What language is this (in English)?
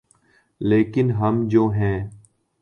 Urdu